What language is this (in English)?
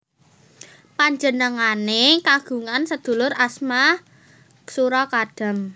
Javanese